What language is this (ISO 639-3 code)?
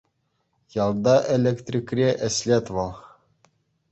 chv